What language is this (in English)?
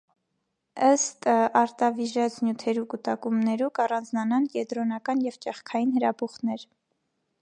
Armenian